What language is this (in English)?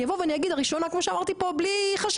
Hebrew